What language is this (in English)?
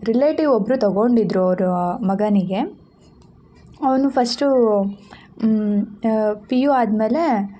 Kannada